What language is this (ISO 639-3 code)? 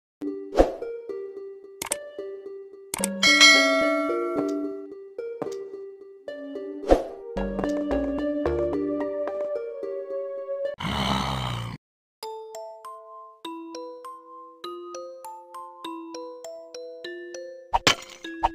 eng